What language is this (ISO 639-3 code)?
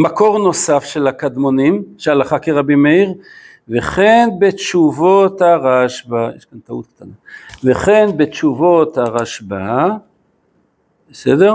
heb